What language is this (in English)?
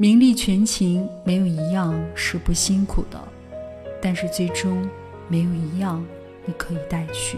Chinese